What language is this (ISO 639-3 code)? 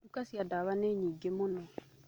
kik